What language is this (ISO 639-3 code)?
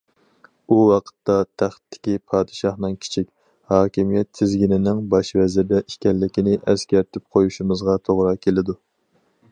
uig